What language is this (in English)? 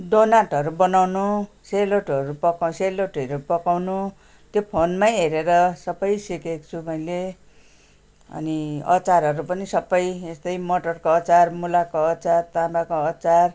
Nepali